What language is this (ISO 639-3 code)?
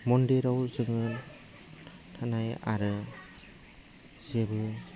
brx